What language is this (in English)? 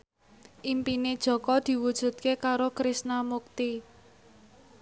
Javanese